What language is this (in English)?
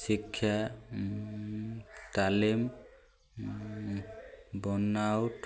Odia